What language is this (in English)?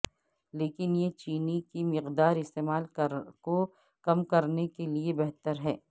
Urdu